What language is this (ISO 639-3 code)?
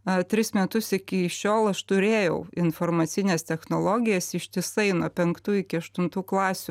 lit